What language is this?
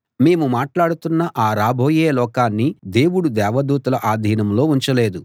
Telugu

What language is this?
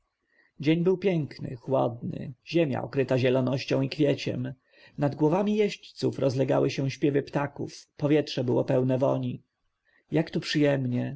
Polish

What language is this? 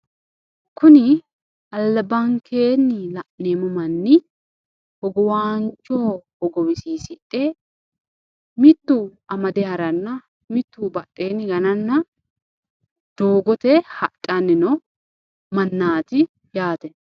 Sidamo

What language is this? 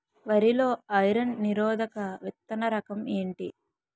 Telugu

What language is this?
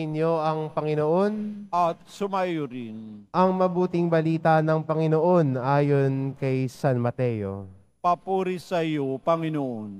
Filipino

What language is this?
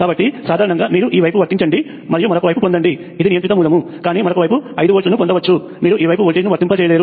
Telugu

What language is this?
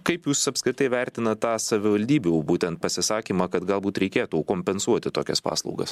Lithuanian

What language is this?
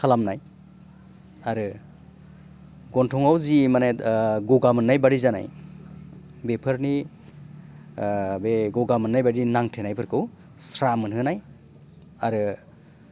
Bodo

